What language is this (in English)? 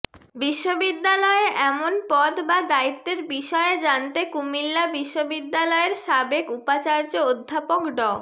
Bangla